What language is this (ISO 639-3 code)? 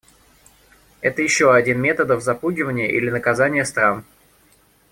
rus